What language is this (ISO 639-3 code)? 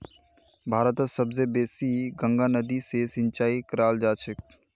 mag